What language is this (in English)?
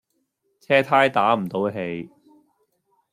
Cantonese